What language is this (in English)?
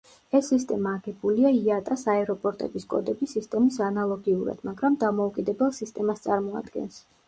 Georgian